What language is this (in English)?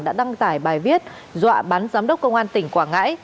Vietnamese